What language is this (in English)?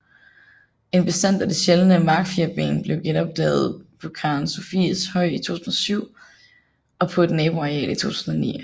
Danish